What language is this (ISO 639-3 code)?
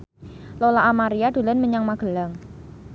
jav